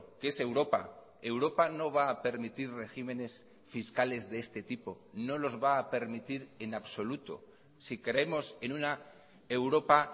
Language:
Spanish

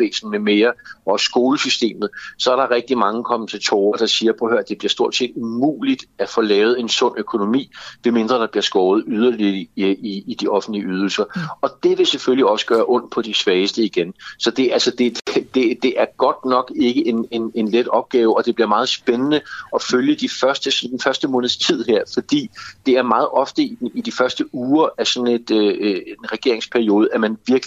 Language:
Danish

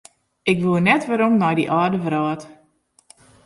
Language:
Western Frisian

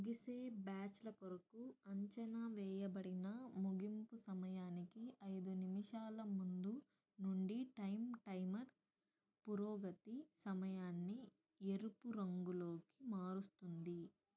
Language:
Telugu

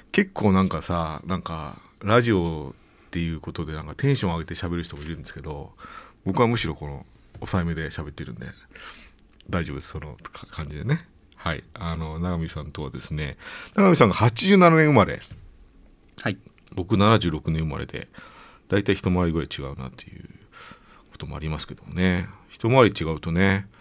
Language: Japanese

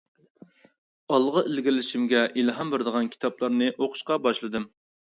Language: Uyghur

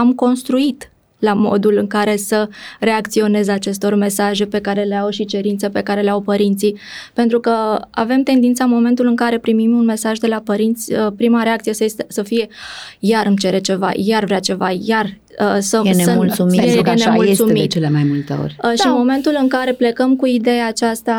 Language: Romanian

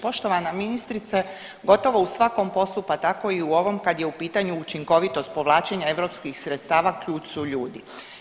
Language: Croatian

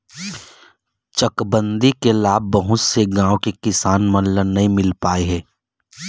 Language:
Chhattisgarhi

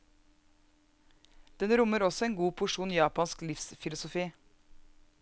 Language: Norwegian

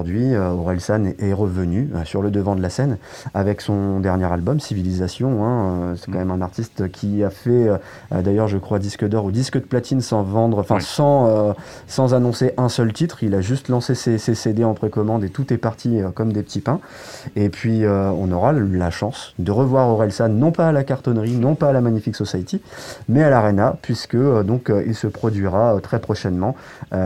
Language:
French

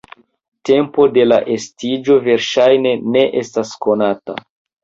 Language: Esperanto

